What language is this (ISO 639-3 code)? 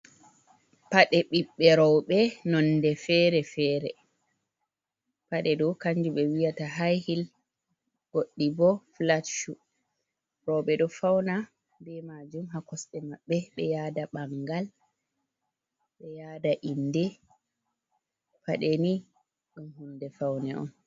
ful